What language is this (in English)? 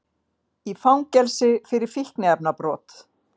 Icelandic